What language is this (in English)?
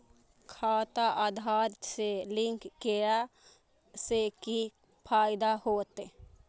Maithili